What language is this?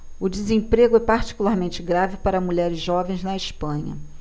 Portuguese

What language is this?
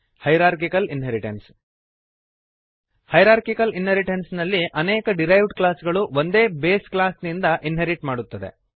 Kannada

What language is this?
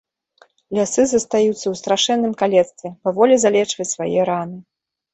Belarusian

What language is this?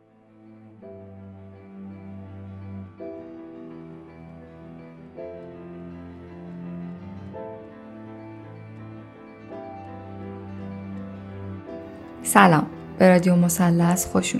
Persian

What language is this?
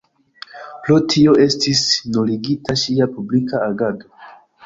Esperanto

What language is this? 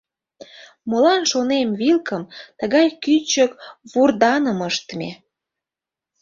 Mari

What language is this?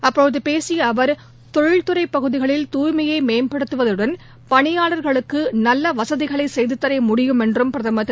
Tamil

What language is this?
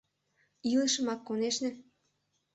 Mari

